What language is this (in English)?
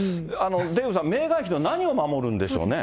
Japanese